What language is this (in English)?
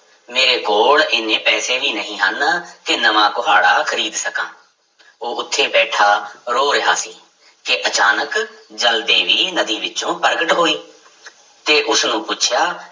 Punjabi